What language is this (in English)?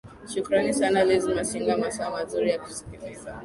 Swahili